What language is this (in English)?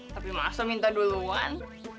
Indonesian